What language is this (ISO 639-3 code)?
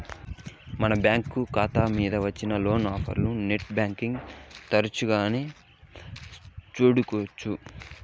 tel